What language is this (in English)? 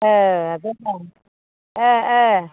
Bodo